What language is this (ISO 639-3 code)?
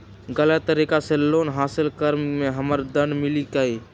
mag